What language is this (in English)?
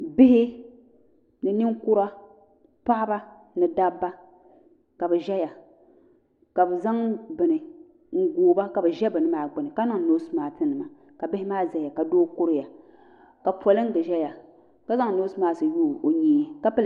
Dagbani